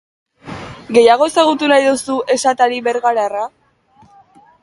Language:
Basque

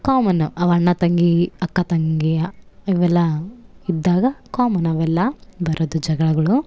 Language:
Kannada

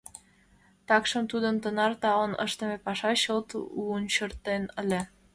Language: Mari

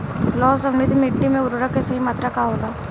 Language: Bhojpuri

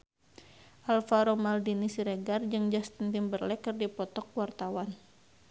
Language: Sundanese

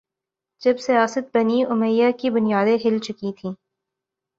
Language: Urdu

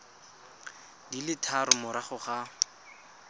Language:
Tswana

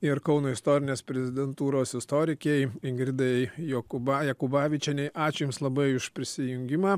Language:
Lithuanian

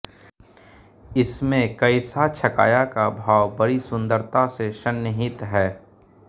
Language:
Hindi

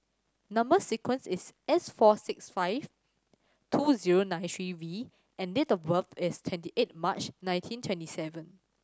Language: English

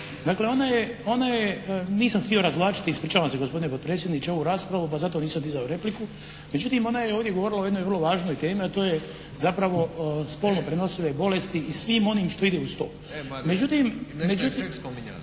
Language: Croatian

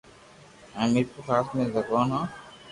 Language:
Loarki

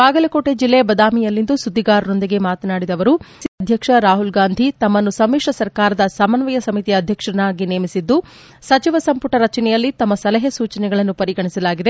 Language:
Kannada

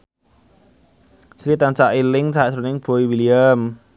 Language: Javanese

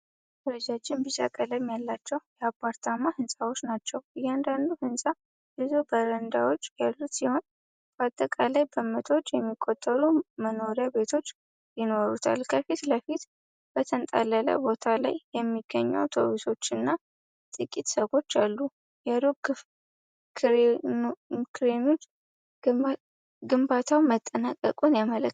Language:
Amharic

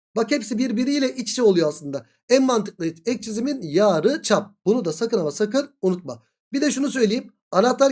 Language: Turkish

